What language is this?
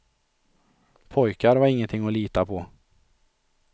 Swedish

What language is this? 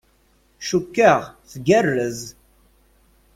Kabyle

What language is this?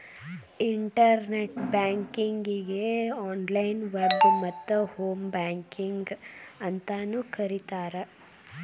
Kannada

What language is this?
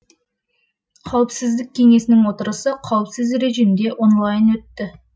Kazakh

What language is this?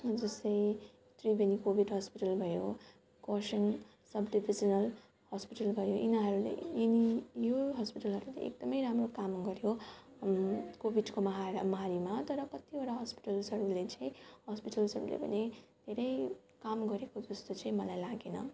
Nepali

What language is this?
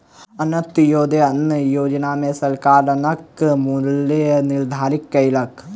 Maithili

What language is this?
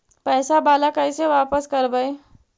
Magahi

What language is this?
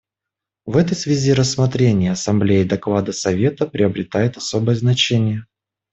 Russian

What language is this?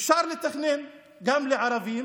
Hebrew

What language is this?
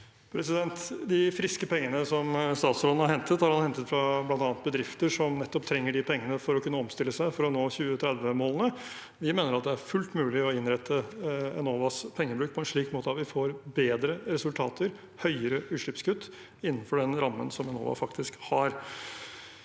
Norwegian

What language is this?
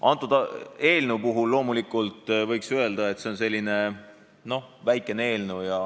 Estonian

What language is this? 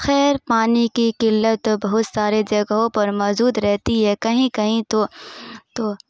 Urdu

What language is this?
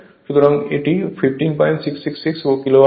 Bangla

